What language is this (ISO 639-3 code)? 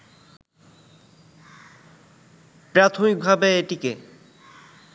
ben